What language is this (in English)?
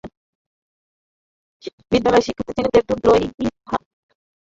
Bangla